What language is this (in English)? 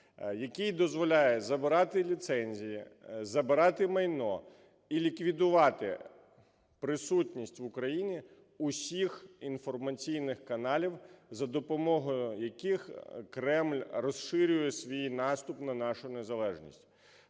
Ukrainian